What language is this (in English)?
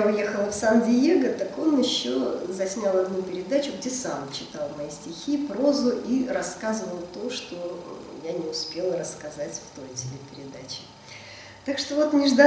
Russian